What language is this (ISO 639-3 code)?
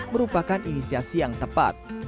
ind